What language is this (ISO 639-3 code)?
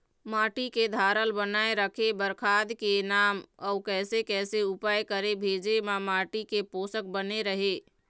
hne